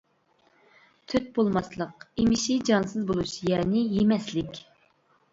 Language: Uyghur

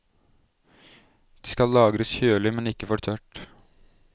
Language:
Norwegian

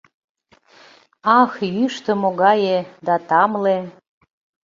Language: Mari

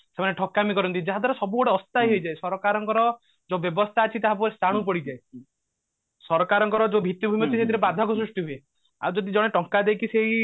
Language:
Odia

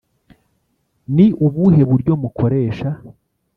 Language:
Kinyarwanda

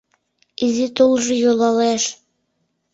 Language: Mari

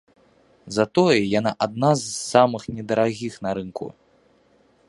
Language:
Belarusian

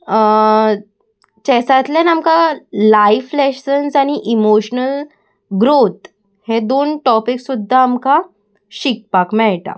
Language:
Konkani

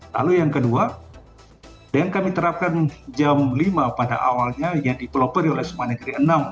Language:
Indonesian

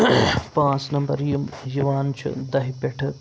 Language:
Kashmiri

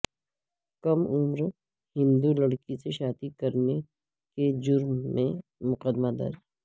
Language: Urdu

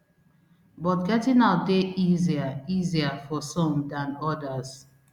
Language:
Nigerian Pidgin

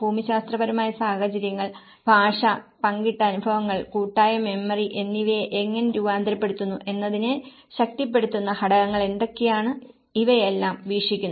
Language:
Malayalam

